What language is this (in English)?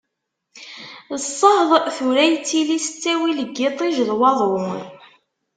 Kabyle